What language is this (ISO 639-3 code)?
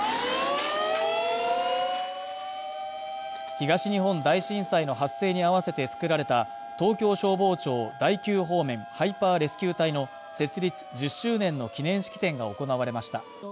jpn